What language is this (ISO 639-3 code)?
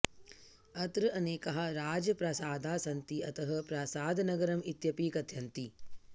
san